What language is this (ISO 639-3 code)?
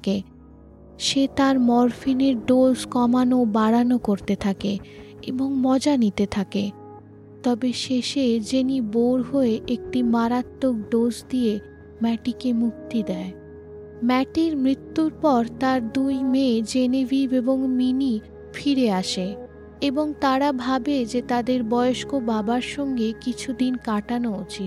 ben